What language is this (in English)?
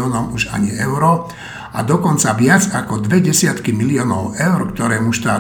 Slovak